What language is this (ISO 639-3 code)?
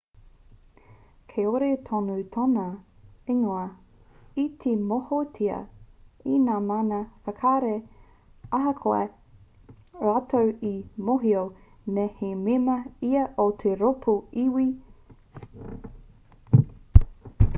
mri